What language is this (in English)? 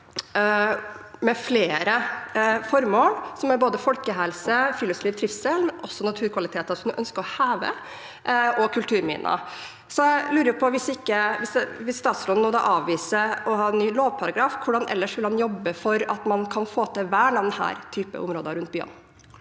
Norwegian